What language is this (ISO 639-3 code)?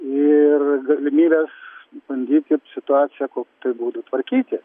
lit